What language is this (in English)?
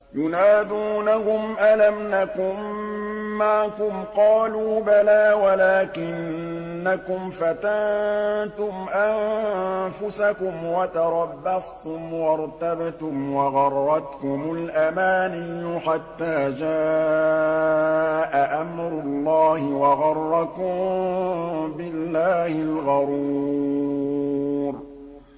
Arabic